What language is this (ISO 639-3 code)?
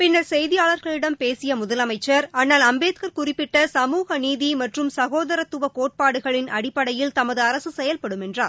tam